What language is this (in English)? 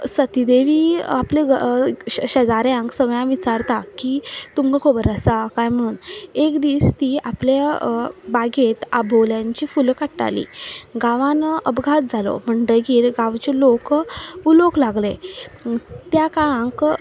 Konkani